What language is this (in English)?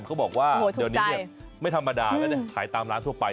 Thai